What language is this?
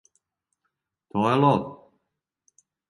Serbian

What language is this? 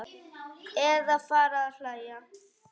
Icelandic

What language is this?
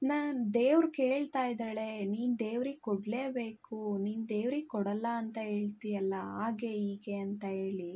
Kannada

